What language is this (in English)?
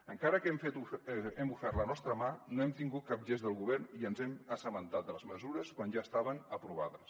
Catalan